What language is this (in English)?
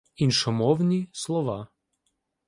Ukrainian